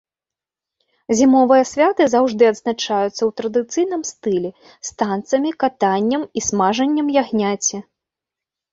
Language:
Belarusian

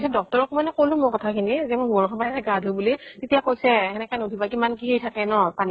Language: Assamese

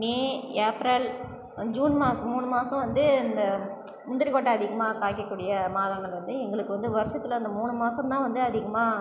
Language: Tamil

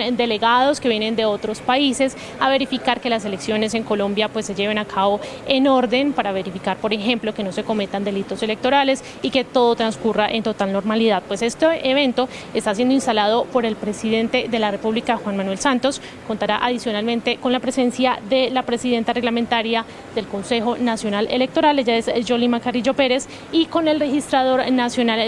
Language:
Spanish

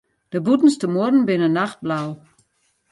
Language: Western Frisian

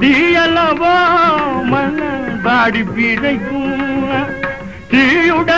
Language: Tamil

